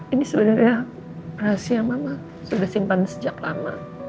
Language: Indonesian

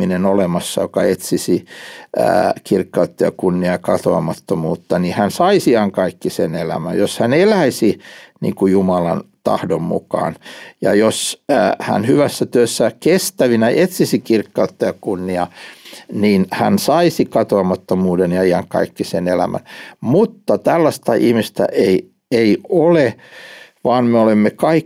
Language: Finnish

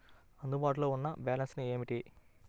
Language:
Telugu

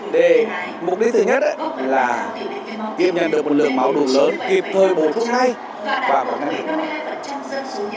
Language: Vietnamese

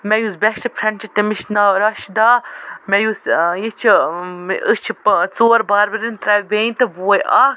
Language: Kashmiri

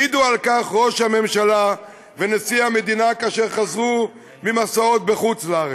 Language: Hebrew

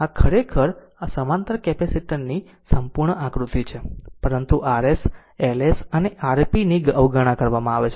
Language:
Gujarati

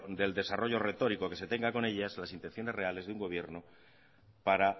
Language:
Spanish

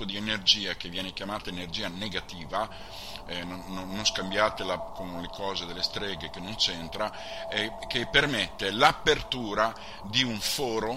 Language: Italian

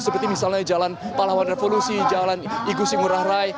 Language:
Indonesian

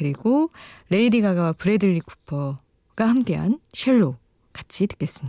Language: Korean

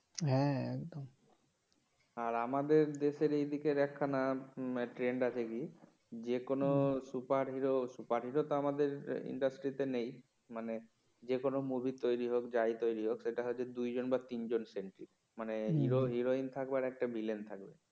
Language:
Bangla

